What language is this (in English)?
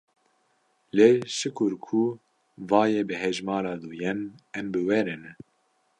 Kurdish